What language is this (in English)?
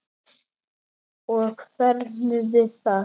Icelandic